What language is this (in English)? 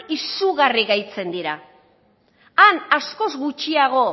Basque